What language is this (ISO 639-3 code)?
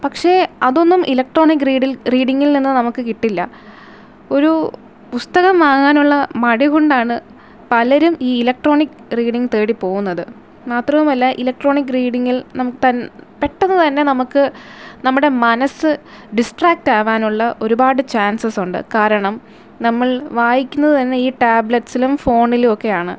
mal